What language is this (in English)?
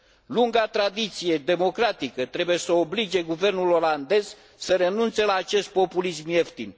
Romanian